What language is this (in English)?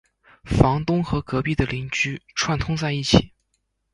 Chinese